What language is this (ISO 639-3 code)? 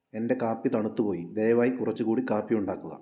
mal